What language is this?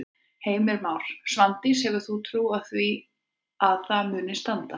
Icelandic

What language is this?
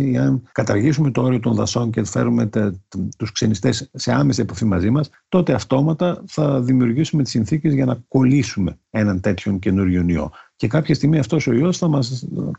Greek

